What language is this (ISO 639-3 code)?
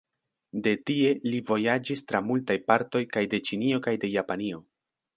epo